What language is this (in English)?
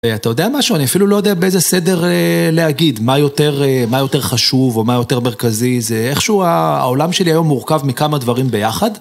Hebrew